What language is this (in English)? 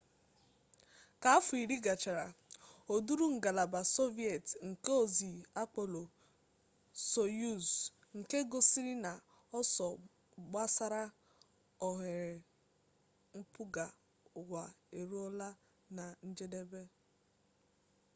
Igbo